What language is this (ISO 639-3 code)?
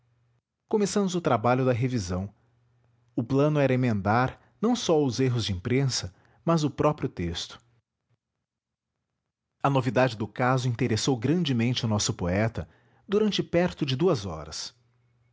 por